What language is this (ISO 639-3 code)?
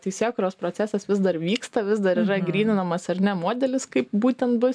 lit